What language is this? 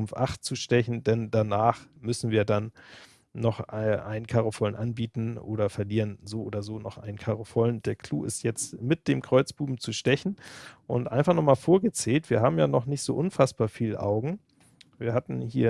German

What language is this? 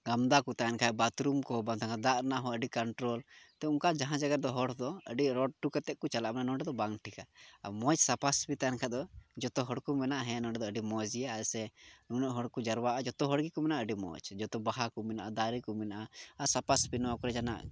Santali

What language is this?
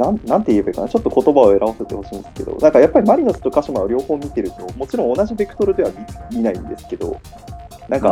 Japanese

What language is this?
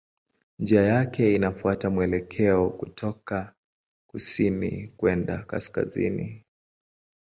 Swahili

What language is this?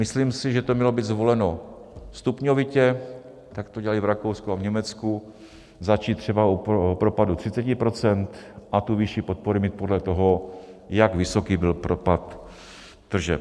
Czech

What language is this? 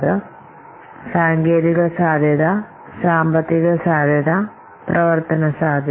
Malayalam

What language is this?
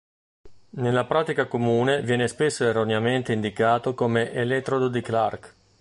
Italian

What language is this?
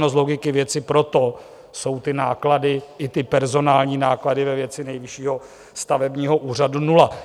Czech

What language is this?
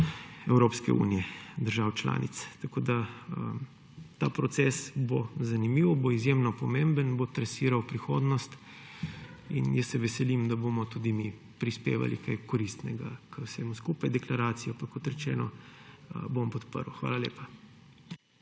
Slovenian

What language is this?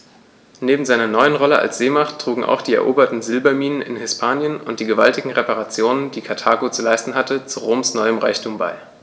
German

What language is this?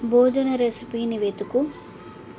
Telugu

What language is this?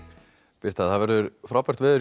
Icelandic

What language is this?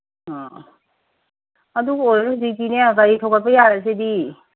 Manipuri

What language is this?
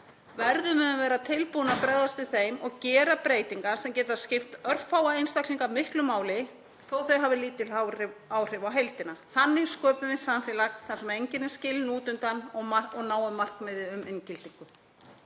Icelandic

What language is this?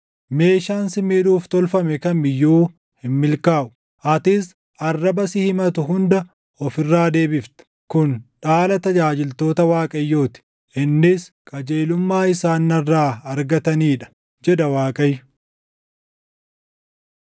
Oromo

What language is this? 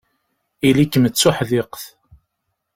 Kabyle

